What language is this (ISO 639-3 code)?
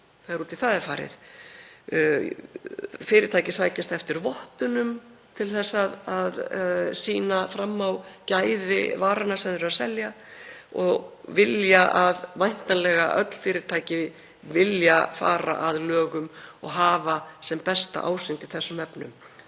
isl